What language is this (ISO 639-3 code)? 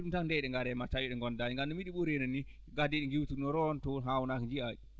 ful